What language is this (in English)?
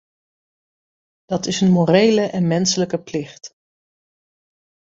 Dutch